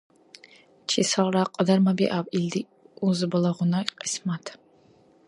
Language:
Dargwa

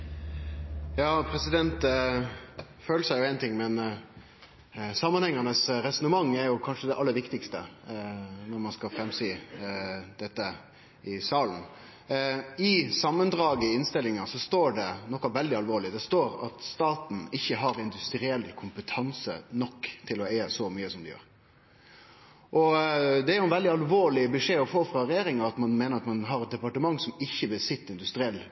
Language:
Norwegian Nynorsk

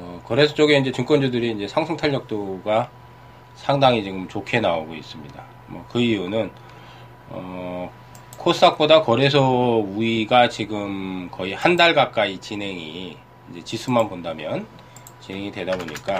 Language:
Korean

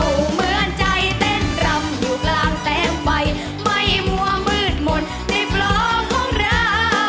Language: Thai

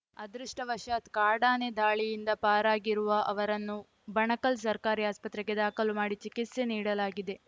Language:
Kannada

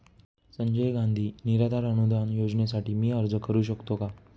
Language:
Marathi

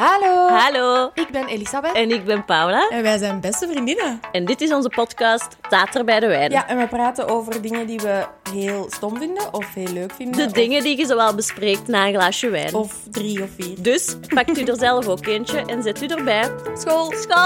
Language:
Dutch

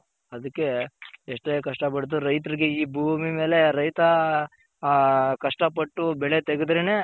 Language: Kannada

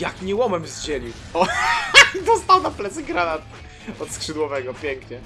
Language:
Polish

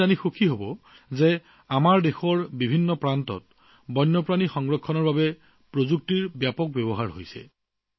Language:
Assamese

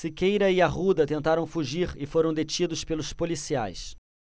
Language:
Portuguese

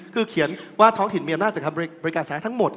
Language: Thai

